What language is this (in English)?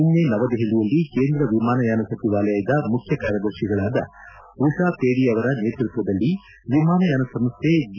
Kannada